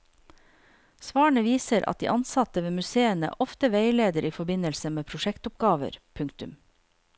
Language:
Norwegian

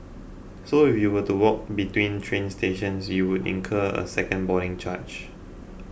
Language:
English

